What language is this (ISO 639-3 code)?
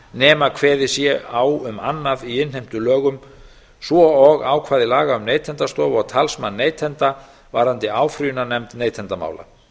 isl